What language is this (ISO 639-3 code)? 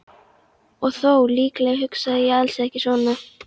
isl